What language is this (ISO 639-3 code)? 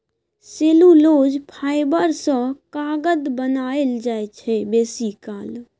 mai